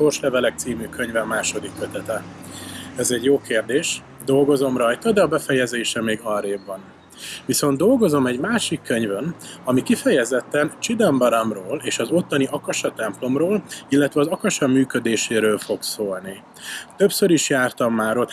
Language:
Hungarian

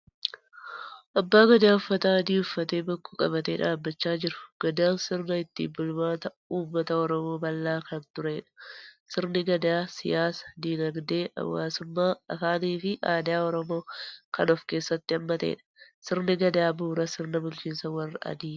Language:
Oromo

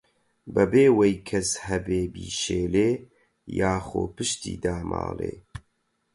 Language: Central Kurdish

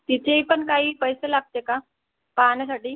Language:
Marathi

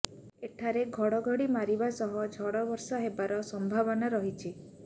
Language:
Odia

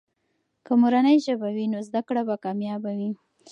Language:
Pashto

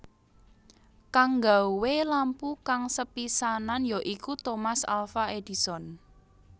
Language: Javanese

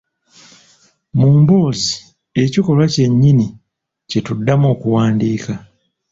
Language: Ganda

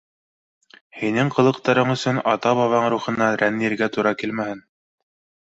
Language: Bashkir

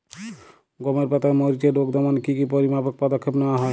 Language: Bangla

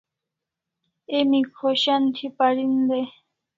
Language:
Kalasha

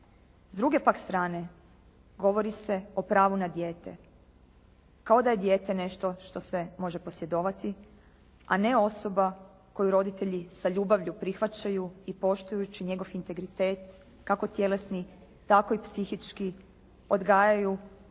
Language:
Croatian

